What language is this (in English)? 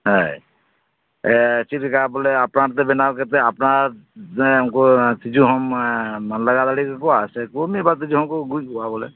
Santali